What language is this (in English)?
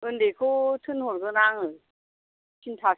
Bodo